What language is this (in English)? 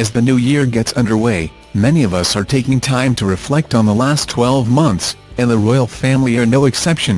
English